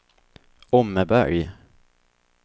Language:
Swedish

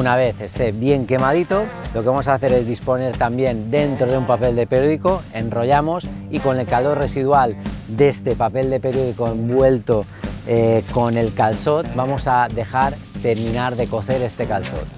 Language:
Spanish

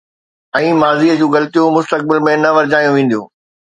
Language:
Sindhi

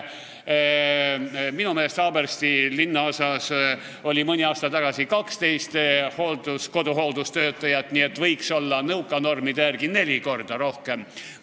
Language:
Estonian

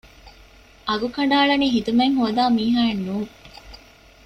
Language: Divehi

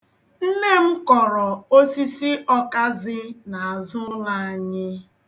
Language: Igbo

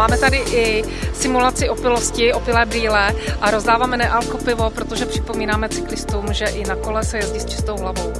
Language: Czech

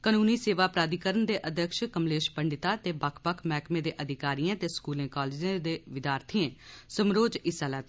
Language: Dogri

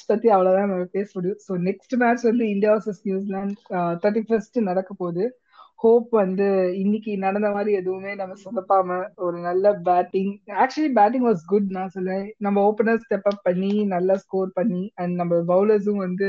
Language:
Tamil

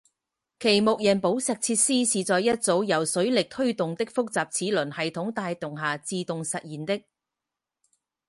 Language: Chinese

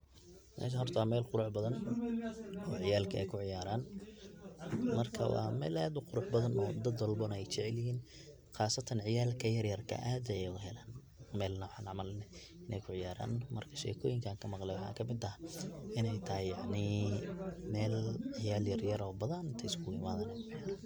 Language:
Somali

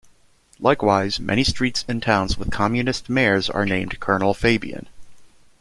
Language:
English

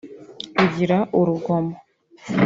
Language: Kinyarwanda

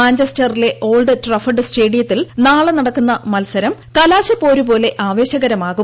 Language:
Malayalam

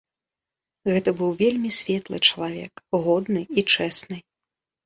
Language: Belarusian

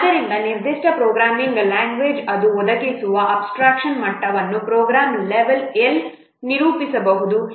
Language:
Kannada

